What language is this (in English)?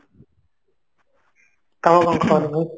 Odia